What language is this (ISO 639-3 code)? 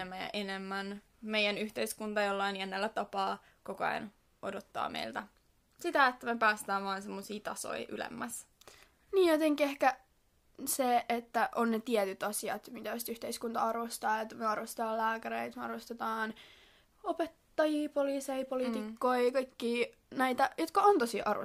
fin